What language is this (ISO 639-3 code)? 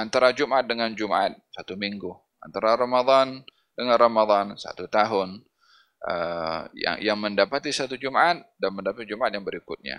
msa